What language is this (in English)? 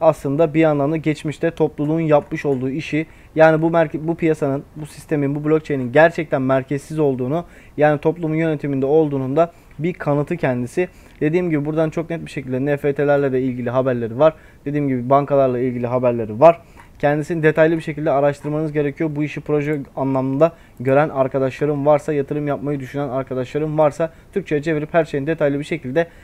Turkish